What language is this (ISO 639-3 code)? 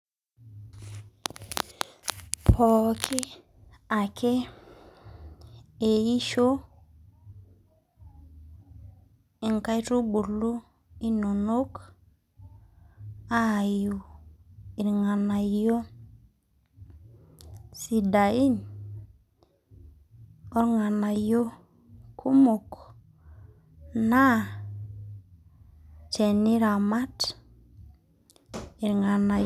mas